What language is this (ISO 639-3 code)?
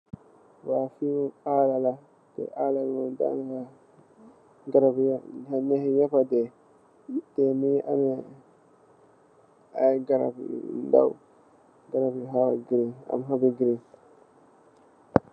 wol